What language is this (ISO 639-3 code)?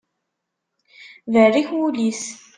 kab